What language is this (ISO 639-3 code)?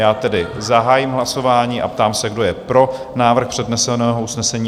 ces